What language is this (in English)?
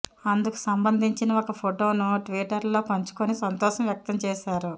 Telugu